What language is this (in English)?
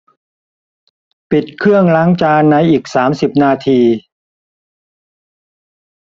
Thai